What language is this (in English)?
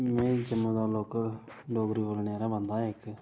Dogri